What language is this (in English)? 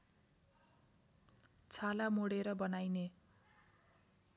Nepali